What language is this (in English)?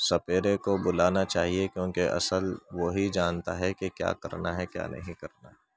Urdu